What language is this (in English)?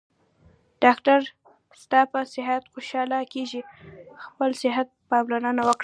Pashto